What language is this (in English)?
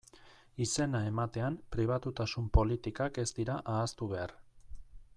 Basque